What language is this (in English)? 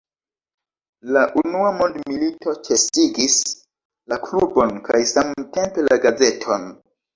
Esperanto